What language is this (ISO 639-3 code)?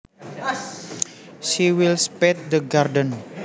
jav